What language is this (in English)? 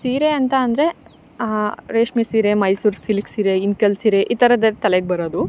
Kannada